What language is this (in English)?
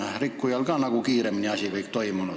Estonian